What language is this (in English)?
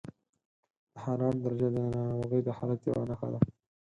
Pashto